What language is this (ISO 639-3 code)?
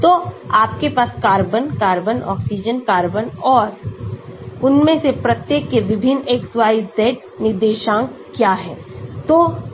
hin